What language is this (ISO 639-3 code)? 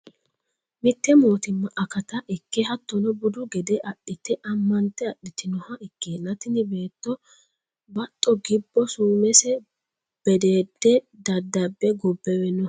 sid